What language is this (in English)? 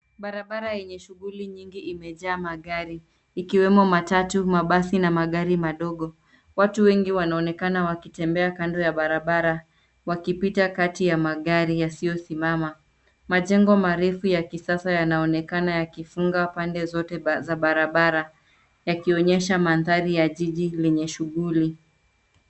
Swahili